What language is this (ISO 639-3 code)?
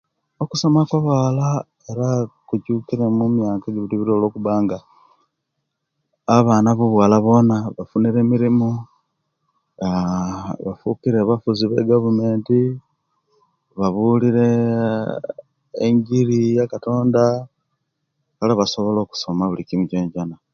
lke